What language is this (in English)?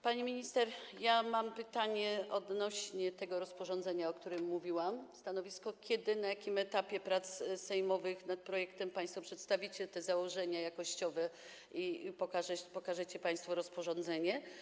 Polish